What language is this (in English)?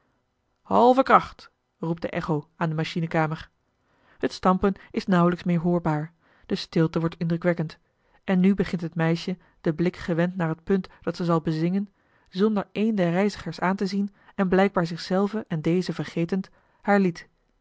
Dutch